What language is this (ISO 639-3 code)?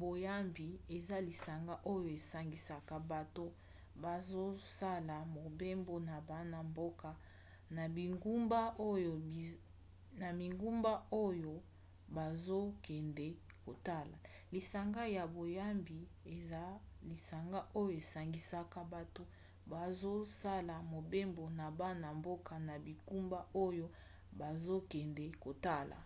lin